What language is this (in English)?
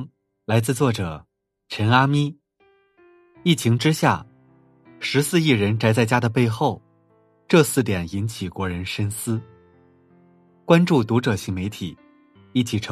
Chinese